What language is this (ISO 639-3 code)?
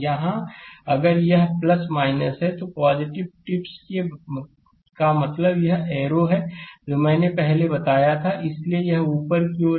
hin